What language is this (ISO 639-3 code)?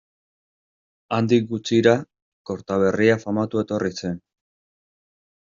eus